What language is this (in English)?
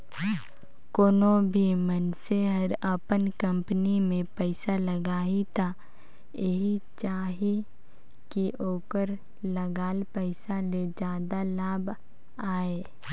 Chhattisgarhi